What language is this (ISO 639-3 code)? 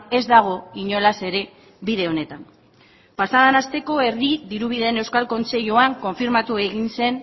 eus